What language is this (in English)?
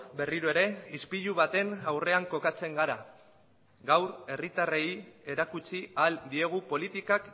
Basque